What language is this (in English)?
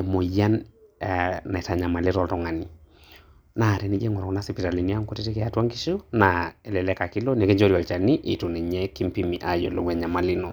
Masai